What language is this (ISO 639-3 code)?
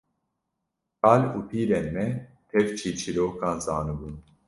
kur